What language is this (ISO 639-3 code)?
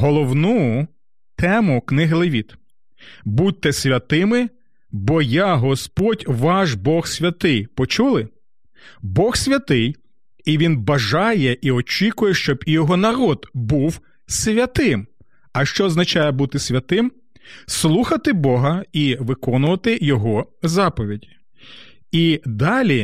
ukr